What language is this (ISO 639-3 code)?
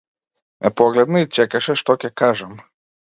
mkd